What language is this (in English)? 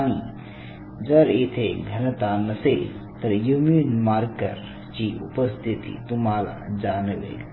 Marathi